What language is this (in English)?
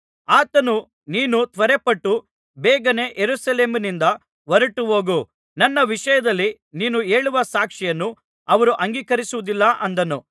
Kannada